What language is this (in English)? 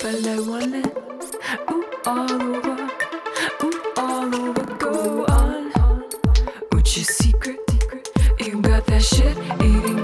Swedish